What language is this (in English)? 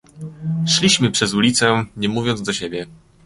Polish